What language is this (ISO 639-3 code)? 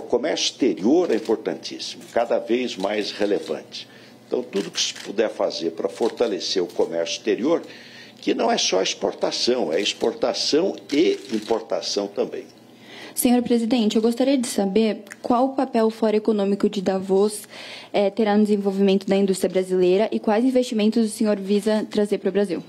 por